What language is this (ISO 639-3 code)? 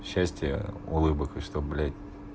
rus